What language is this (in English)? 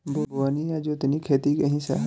Bhojpuri